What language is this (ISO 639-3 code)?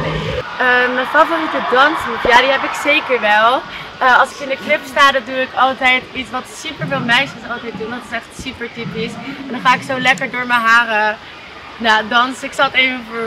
nld